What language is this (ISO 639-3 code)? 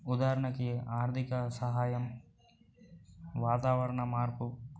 tel